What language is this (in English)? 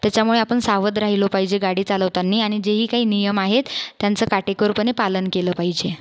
Marathi